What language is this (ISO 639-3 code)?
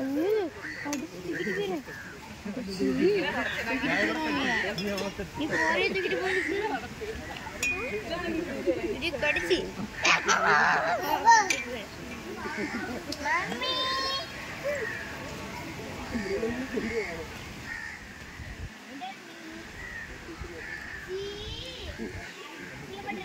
tam